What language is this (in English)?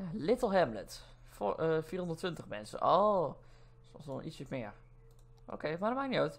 Dutch